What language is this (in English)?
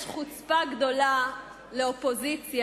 Hebrew